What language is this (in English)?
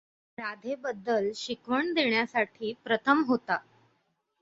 Marathi